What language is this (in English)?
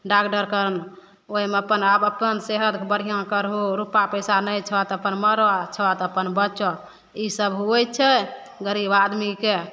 Maithili